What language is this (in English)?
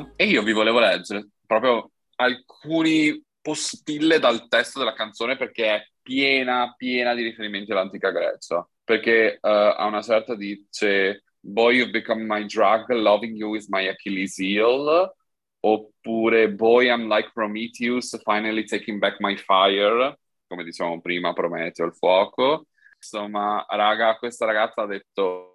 Italian